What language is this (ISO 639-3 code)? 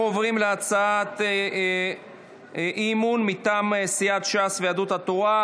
heb